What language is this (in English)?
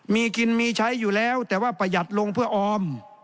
Thai